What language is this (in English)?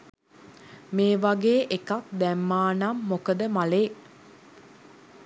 Sinhala